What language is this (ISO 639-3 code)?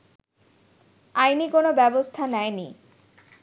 ben